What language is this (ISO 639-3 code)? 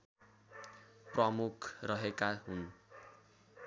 nep